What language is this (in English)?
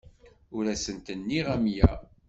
Kabyle